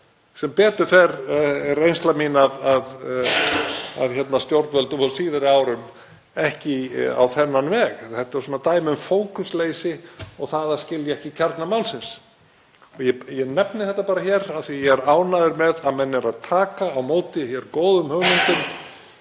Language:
Icelandic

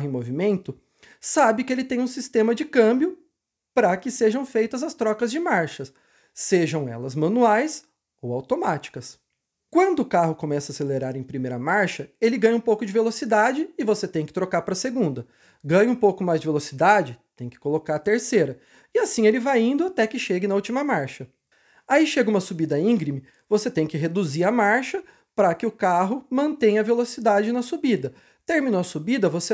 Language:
Portuguese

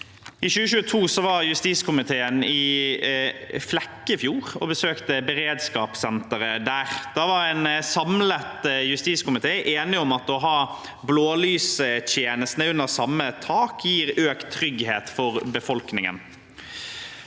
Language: Norwegian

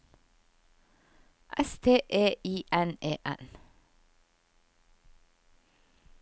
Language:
Norwegian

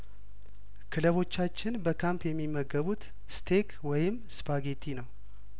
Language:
Amharic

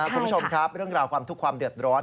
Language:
Thai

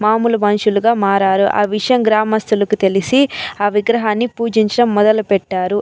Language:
Telugu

